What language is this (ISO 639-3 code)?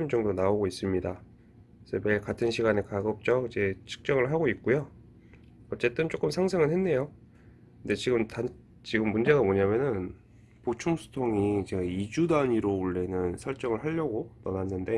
kor